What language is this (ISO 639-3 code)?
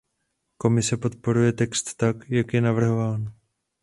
ces